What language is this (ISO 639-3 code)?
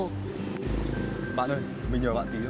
vie